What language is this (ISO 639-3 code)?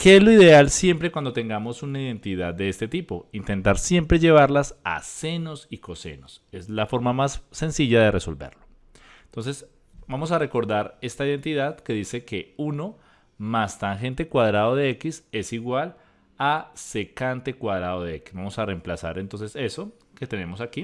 spa